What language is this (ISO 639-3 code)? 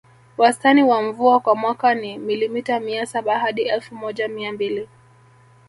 swa